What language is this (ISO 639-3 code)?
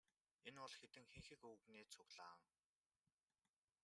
mon